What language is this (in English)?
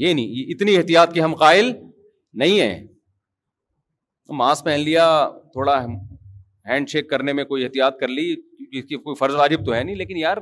Urdu